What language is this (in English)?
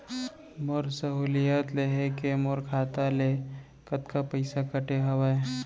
Chhattisgarhi